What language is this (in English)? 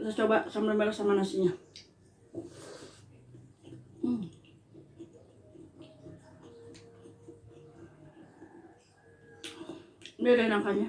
Indonesian